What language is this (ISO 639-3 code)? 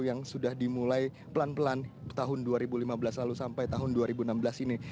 ind